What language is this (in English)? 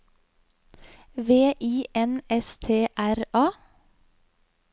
Norwegian